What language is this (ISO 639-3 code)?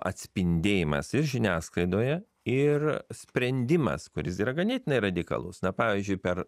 lit